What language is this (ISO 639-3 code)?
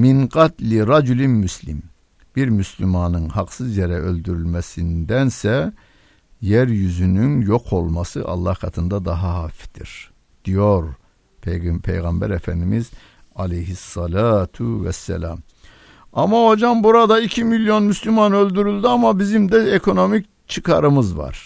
tur